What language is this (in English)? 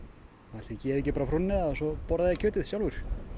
Icelandic